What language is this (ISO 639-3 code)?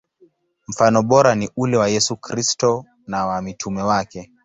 swa